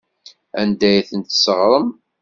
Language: Kabyle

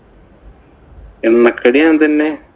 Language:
Malayalam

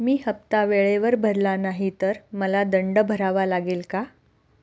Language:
Marathi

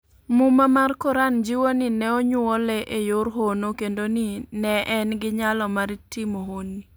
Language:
Luo (Kenya and Tanzania)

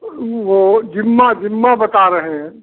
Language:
Hindi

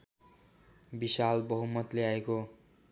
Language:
Nepali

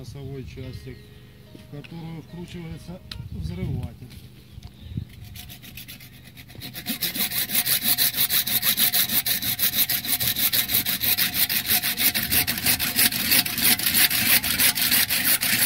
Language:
Russian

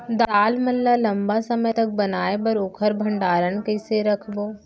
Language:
Chhattisgarhi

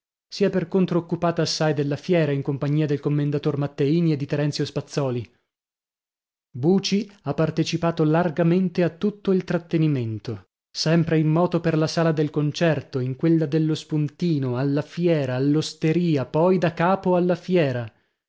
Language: Italian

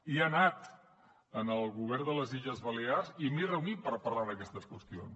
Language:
Catalan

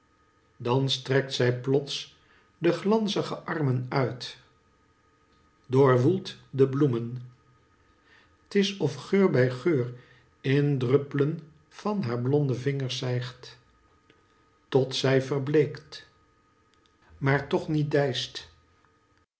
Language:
Dutch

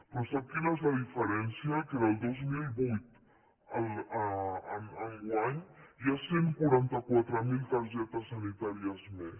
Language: Catalan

